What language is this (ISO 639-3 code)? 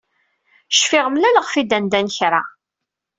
kab